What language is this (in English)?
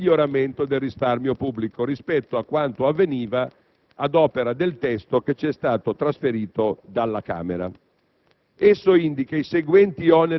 Italian